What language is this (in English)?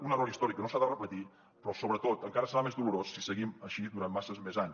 Catalan